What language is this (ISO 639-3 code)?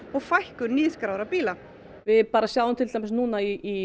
isl